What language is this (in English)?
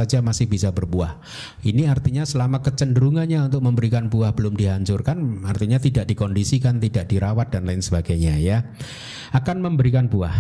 Indonesian